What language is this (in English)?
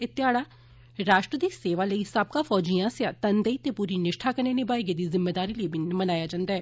Dogri